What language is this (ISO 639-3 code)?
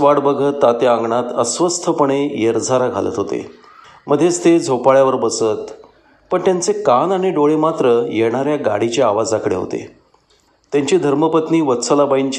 mar